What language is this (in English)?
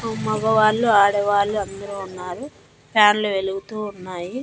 Telugu